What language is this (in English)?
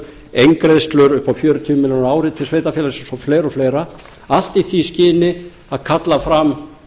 Icelandic